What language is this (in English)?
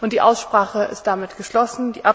German